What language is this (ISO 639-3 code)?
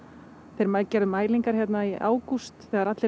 isl